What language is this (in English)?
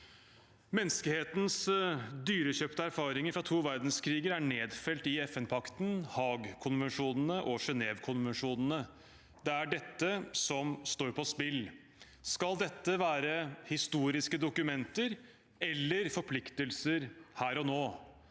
Norwegian